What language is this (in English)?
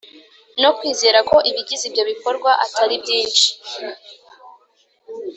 Kinyarwanda